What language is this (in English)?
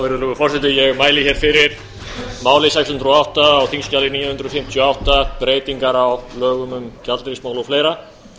Icelandic